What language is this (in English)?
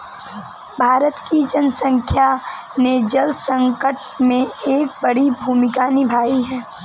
Hindi